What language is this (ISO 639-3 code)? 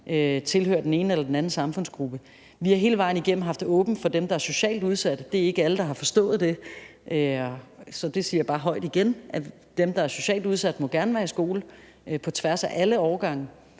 dan